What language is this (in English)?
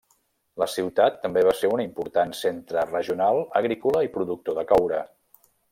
Catalan